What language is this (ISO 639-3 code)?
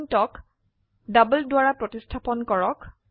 asm